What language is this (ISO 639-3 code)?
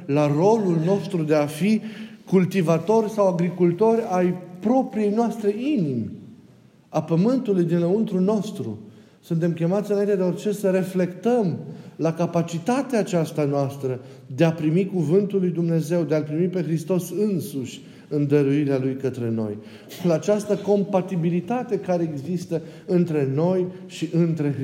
ron